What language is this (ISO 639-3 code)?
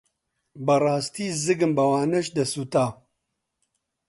ckb